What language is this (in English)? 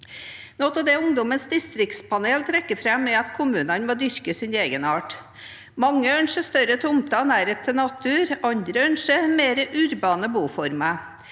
Norwegian